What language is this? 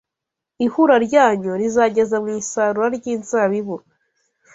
Kinyarwanda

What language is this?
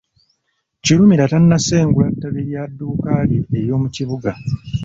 Ganda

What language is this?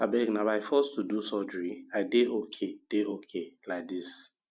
Nigerian Pidgin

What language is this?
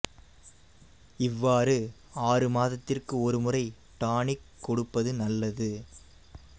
Tamil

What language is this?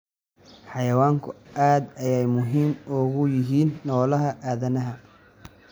Somali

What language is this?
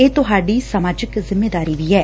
Punjabi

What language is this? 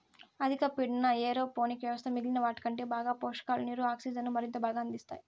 Telugu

